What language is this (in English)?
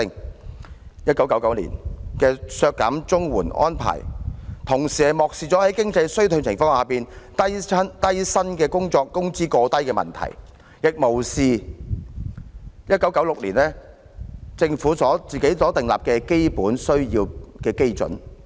Cantonese